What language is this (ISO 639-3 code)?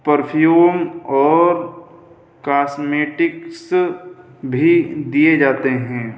urd